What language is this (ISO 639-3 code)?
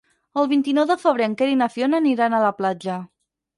cat